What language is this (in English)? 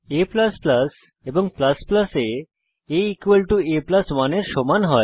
Bangla